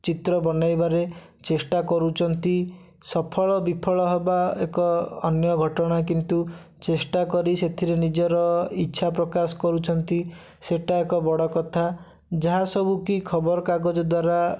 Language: Odia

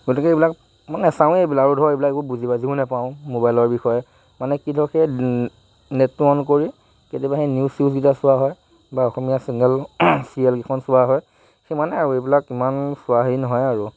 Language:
Assamese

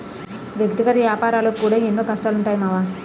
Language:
Telugu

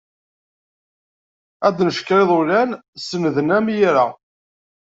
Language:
Kabyle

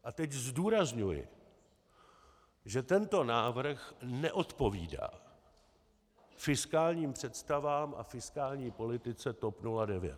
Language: Czech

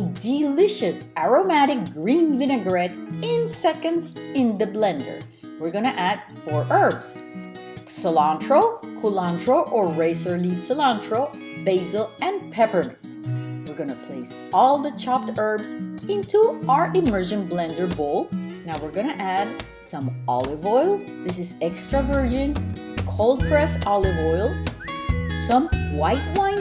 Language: English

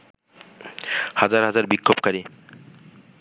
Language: Bangla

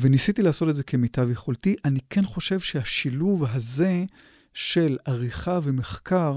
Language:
Hebrew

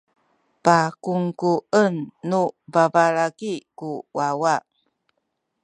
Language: Sakizaya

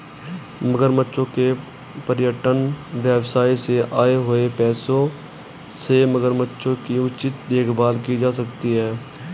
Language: Hindi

